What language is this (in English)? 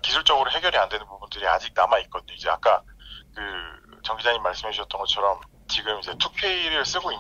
Korean